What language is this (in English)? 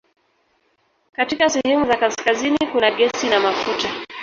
Swahili